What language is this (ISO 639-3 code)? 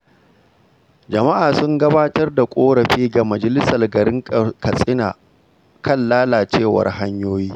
hau